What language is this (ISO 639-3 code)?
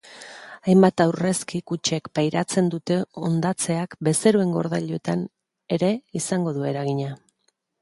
eus